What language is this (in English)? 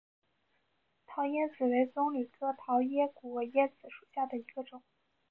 Chinese